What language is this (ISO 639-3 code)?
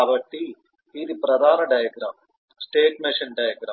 tel